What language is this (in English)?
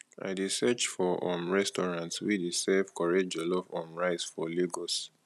Nigerian Pidgin